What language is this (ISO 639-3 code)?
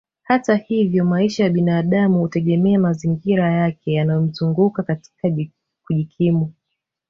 swa